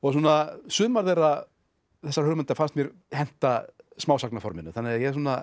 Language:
Icelandic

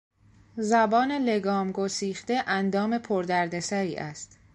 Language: Persian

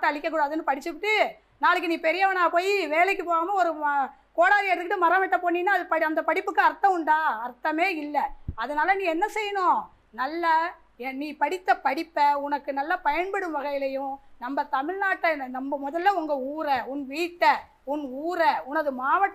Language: Tamil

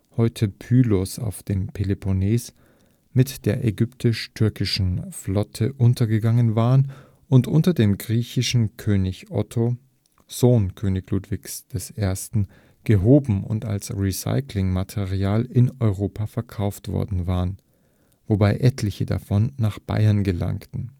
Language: German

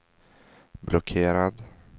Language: Swedish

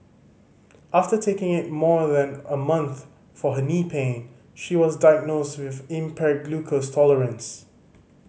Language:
English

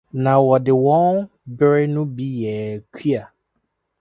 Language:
Akan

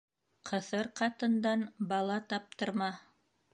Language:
Bashkir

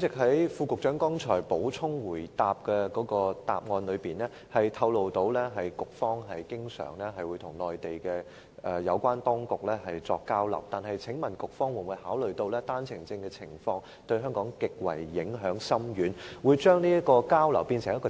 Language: Cantonese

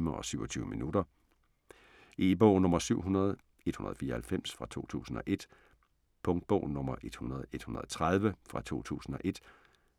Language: Danish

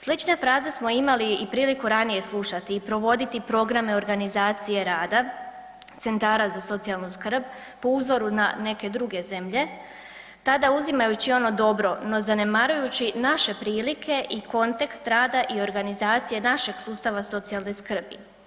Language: Croatian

